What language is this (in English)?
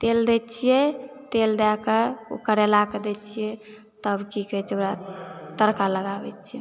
Maithili